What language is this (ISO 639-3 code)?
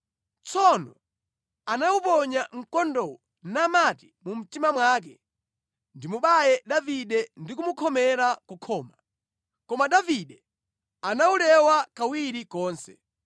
nya